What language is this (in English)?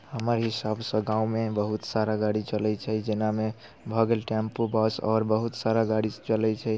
Maithili